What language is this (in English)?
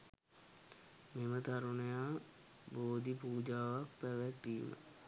Sinhala